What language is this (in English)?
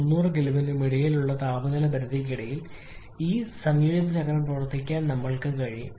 Malayalam